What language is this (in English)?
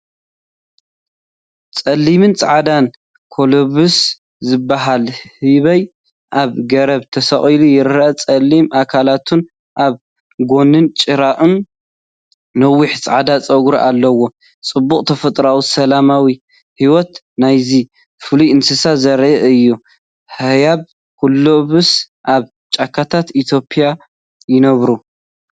Tigrinya